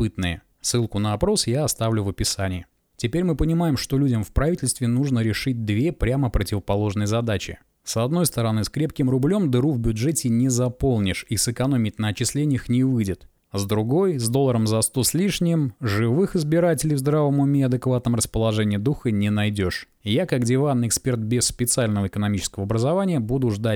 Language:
Russian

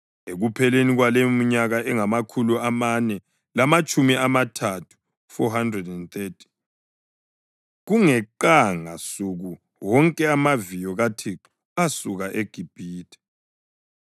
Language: North Ndebele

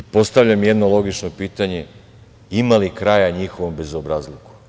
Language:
Serbian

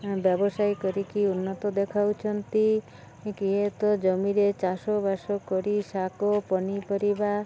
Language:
Odia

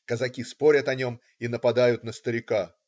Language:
Russian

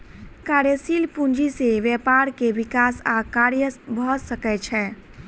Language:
Maithili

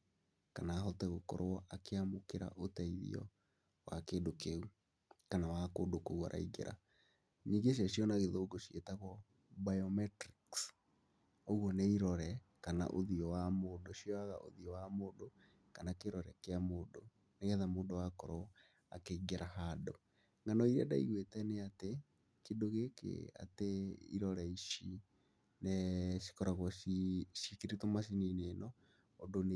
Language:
Kikuyu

